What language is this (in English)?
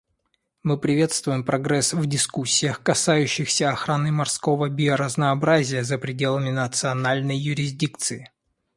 Russian